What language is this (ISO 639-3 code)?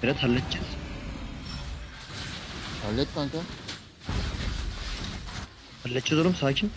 tur